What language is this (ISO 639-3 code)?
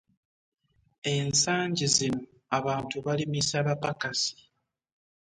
lug